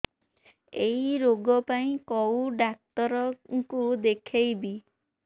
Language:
Odia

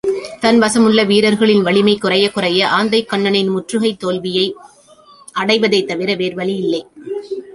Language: Tamil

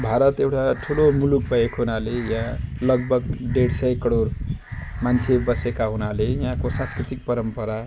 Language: Nepali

